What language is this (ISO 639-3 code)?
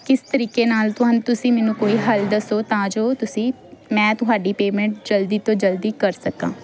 pan